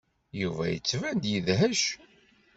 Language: Kabyle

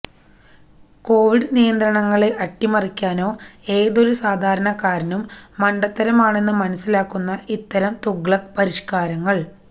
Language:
Malayalam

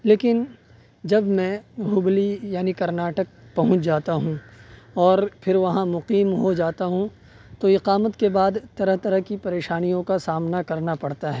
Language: Urdu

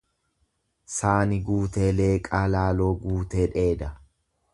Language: Oromo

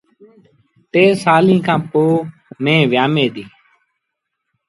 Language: Sindhi Bhil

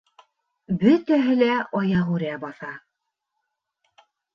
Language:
Bashkir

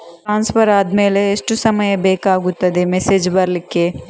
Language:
Kannada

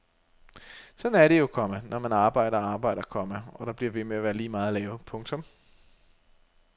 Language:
Danish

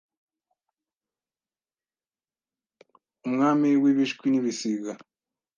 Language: Kinyarwanda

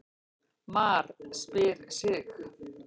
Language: Icelandic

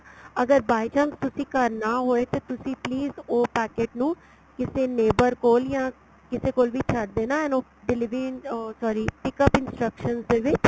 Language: Punjabi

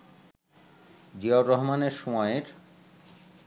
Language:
Bangla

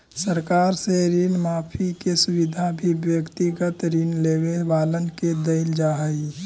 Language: Magahi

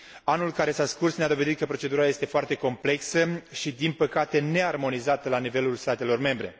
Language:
Romanian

